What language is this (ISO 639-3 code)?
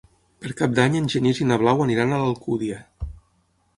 cat